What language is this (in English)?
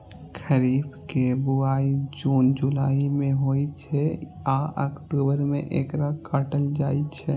Maithili